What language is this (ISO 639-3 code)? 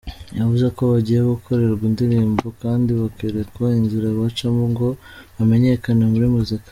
kin